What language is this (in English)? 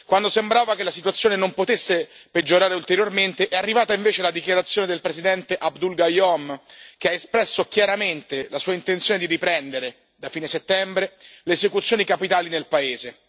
Italian